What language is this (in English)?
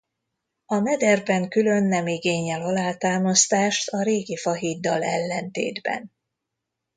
Hungarian